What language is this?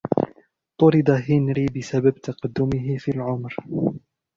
Arabic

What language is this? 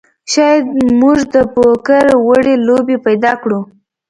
Pashto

